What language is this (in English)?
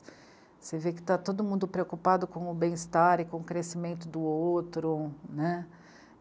Portuguese